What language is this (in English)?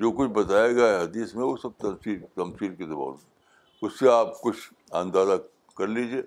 Urdu